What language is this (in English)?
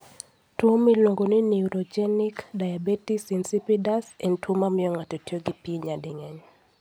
Luo (Kenya and Tanzania)